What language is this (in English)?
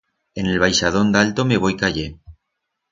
Aragonese